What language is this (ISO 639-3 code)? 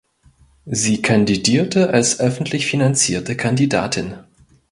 deu